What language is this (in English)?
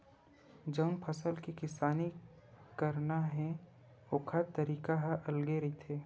Chhattisgarhi